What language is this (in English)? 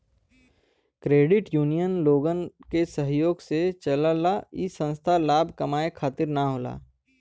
Bhojpuri